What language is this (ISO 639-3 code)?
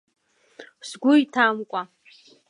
abk